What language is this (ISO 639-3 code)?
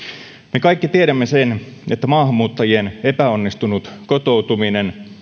fin